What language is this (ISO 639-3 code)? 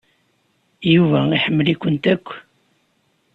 kab